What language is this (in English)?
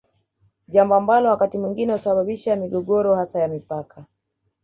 Swahili